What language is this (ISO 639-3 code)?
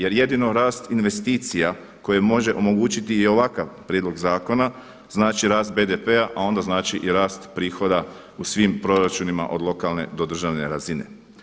hrv